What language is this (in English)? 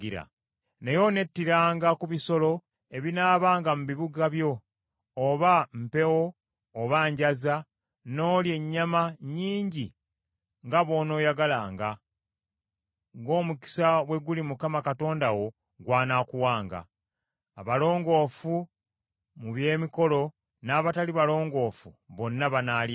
Ganda